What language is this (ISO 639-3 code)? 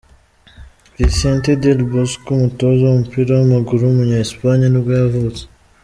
kin